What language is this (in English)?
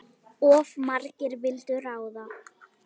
Icelandic